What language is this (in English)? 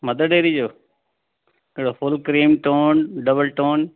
Sindhi